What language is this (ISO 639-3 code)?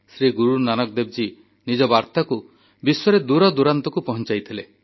ori